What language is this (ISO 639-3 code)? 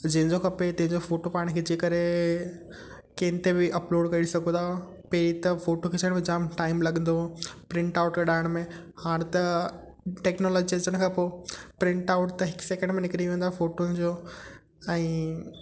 snd